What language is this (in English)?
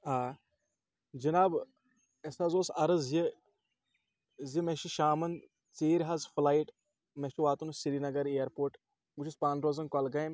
Kashmiri